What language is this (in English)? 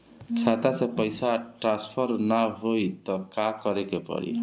Bhojpuri